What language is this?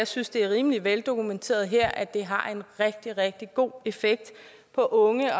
Danish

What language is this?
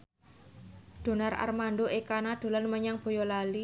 Javanese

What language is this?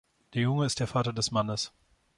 German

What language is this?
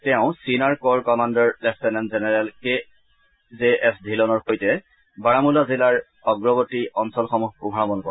Assamese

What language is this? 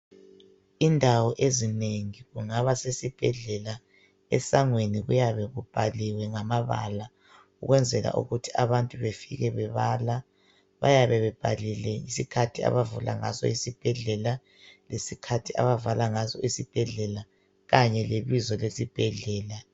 North Ndebele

